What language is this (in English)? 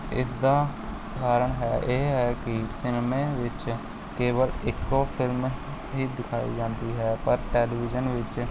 Punjabi